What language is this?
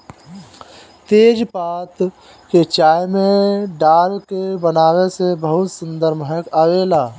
Bhojpuri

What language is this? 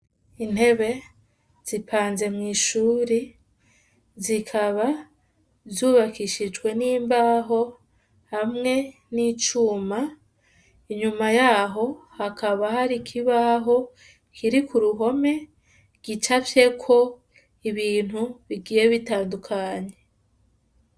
Rundi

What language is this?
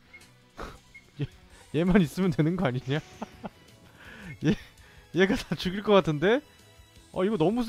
Korean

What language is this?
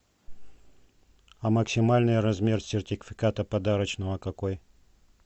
Russian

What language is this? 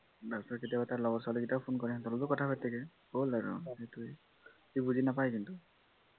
Assamese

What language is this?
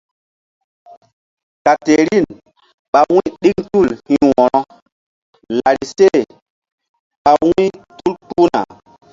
Mbum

